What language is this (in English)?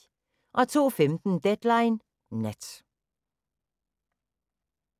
Danish